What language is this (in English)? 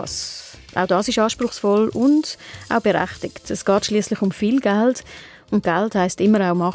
German